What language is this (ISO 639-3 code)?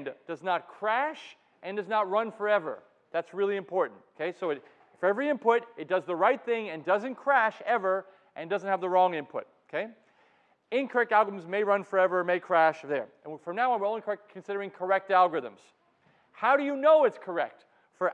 eng